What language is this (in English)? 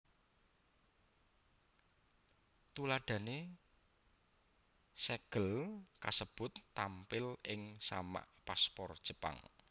Javanese